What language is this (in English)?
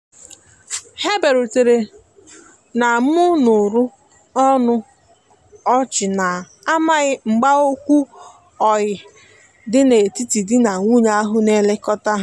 Igbo